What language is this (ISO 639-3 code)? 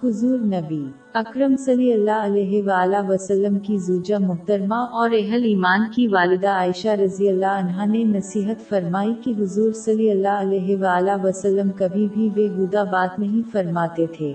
urd